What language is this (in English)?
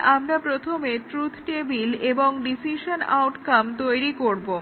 Bangla